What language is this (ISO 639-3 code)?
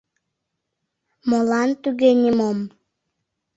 chm